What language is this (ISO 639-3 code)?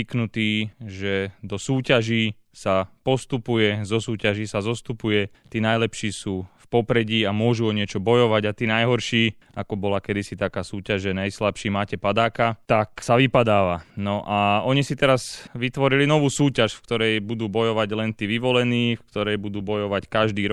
slk